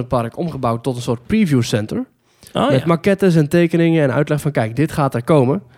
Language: Dutch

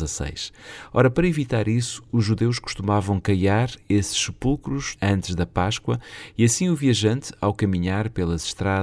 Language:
Portuguese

